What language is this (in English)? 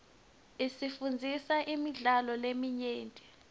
Swati